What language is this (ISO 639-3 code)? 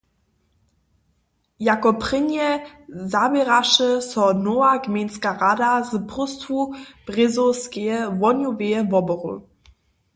hsb